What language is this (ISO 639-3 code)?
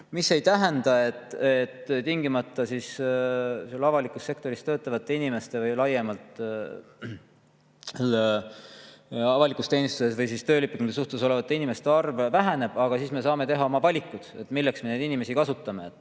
est